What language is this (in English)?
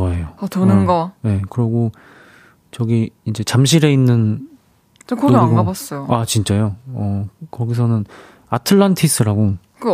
Korean